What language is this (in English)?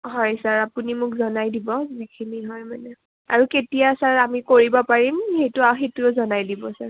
Assamese